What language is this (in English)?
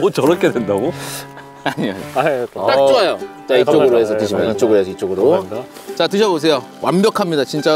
Korean